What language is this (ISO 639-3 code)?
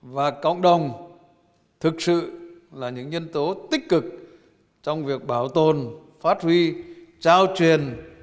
vie